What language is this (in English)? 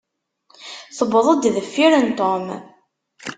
Kabyle